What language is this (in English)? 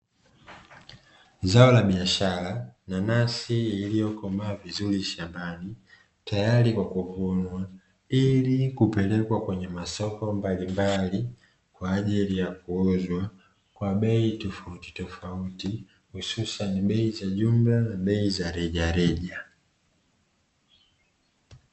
Swahili